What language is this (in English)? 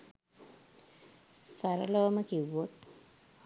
Sinhala